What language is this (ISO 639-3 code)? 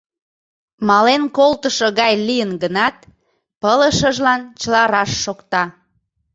chm